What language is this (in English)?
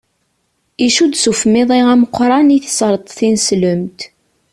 Kabyle